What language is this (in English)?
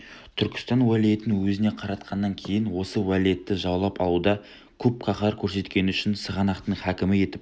Kazakh